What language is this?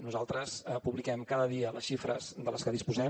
Catalan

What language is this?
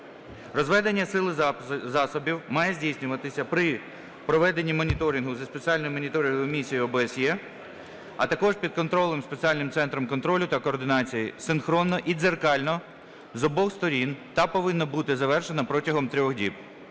Ukrainian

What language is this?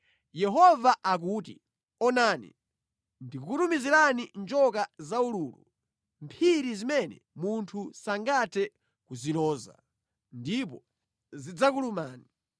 Nyanja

